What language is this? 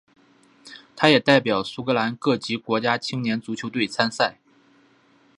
Chinese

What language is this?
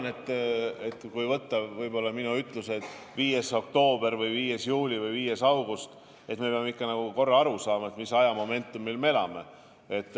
Estonian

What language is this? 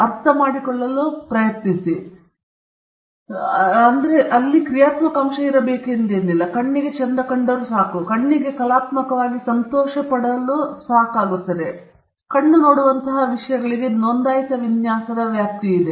Kannada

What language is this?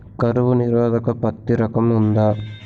Telugu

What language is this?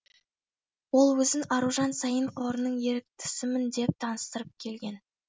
Kazakh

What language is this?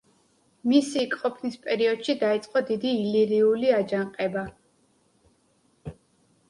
Georgian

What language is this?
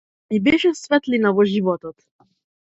Macedonian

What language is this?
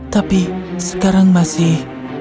Indonesian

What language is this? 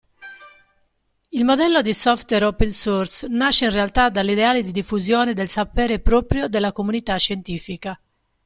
Italian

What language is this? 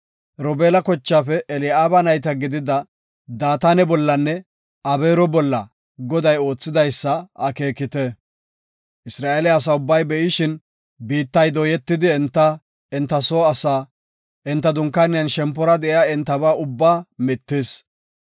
Gofa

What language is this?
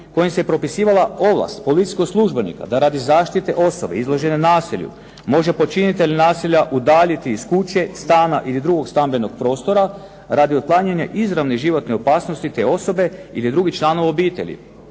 Croatian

